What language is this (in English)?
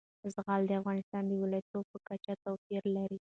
Pashto